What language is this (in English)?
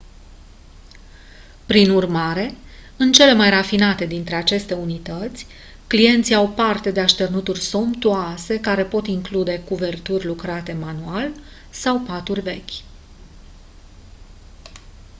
Romanian